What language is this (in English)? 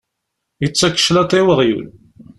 Kabyle